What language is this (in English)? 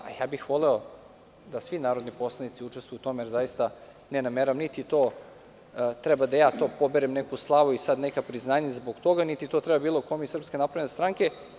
Serbian